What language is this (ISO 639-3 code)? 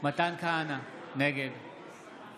heb